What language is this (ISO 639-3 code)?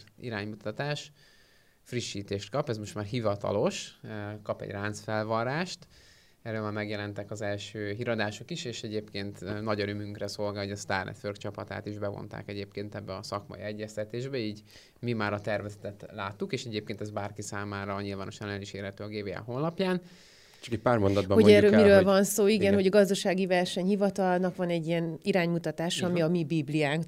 hun